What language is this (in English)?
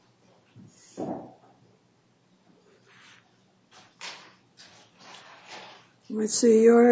English